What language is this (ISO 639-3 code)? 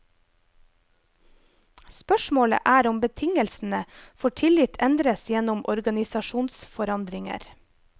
nor